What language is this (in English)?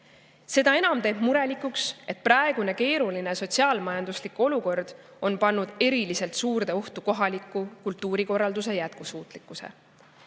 Estonian